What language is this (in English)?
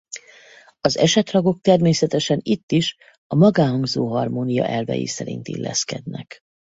Hungarian